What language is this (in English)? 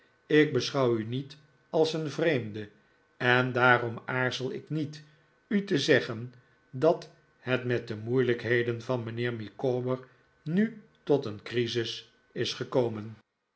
Dutch